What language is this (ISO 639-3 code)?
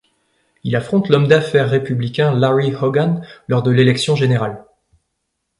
fra